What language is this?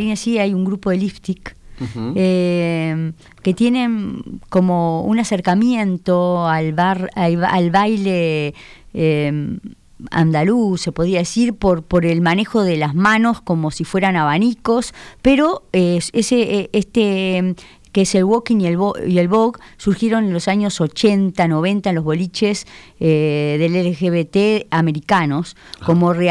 Spanish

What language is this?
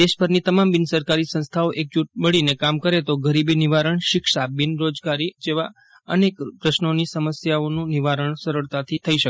Gujarati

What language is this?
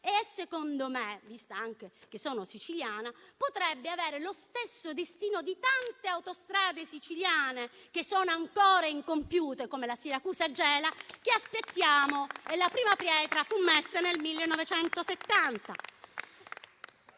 Italian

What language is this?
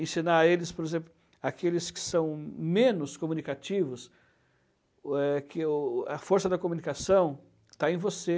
Portuguese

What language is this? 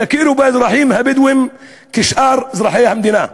Hebrew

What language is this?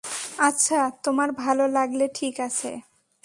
Bangla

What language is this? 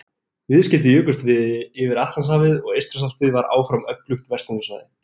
Icelandic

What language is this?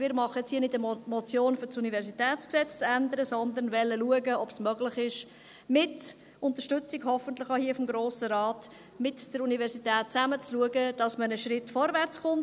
Swiss German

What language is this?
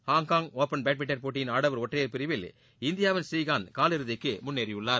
Tamil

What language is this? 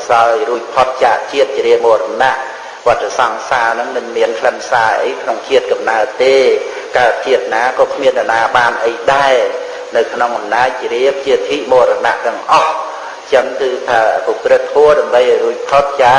Khmer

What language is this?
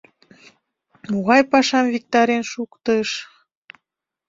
Mari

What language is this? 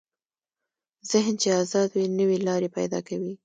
Pashto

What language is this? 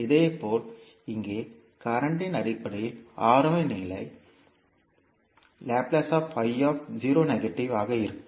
Tamil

